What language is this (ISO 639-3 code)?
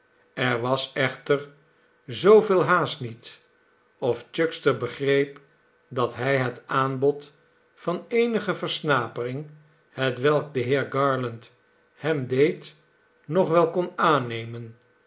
nld